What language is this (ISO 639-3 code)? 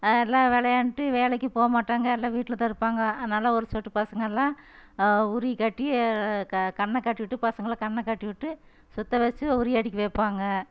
tam